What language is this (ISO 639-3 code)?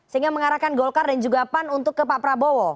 ind